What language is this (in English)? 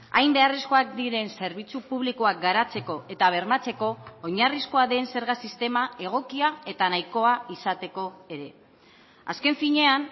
Basque